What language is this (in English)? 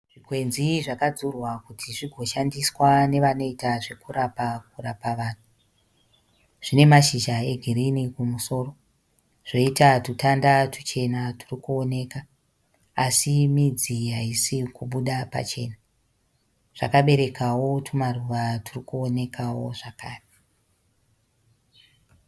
Shona